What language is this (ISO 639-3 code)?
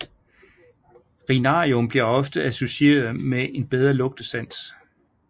dan